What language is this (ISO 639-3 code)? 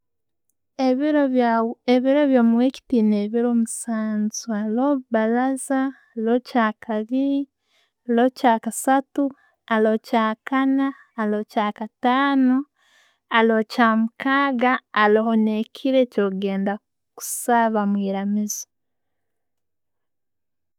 ttj